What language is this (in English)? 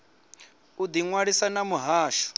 Venda